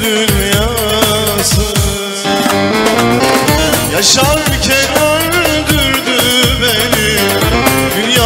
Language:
Arabic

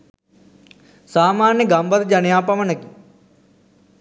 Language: Sinhala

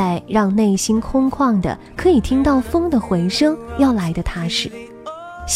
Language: Chinese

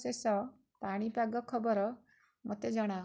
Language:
Odia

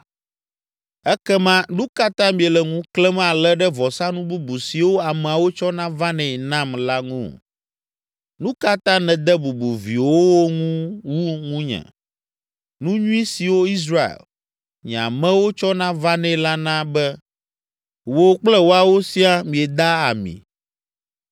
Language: Ewe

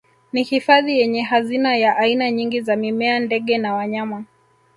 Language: Swahili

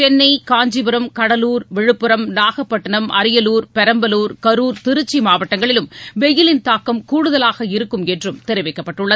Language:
Tamil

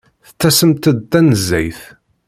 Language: Kabyle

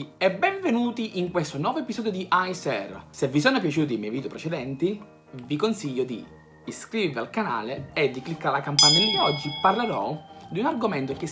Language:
Italian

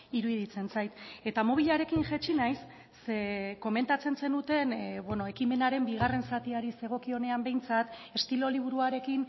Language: Basque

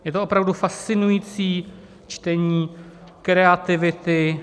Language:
Czech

